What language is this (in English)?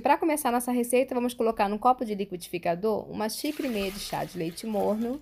Portuguese